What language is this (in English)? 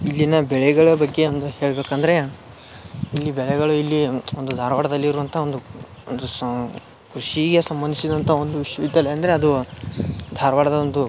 Kannada